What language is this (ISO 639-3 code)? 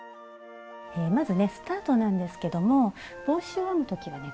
jpn